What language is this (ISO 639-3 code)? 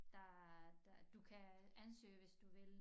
dan